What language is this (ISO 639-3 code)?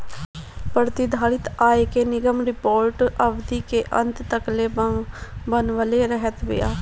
bho